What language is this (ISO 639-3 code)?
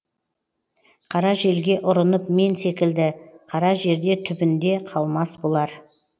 kaz